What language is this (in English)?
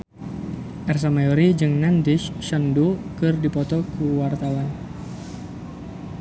Sundanese